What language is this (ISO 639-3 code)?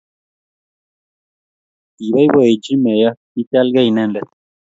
kln